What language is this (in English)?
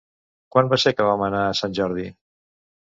Catalan